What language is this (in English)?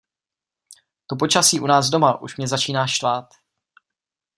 Czech